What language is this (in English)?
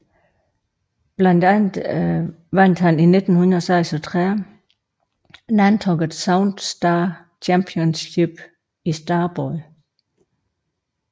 Danish